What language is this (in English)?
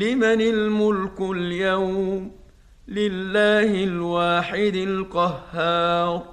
Arabic